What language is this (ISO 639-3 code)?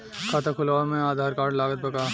bho